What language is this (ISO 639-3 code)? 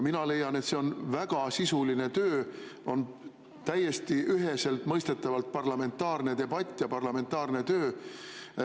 est